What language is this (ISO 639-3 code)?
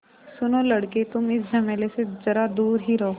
hin